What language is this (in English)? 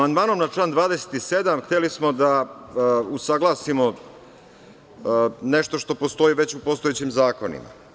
Serbian